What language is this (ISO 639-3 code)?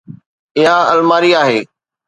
snd